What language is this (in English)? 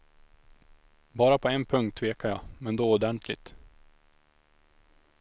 Swedish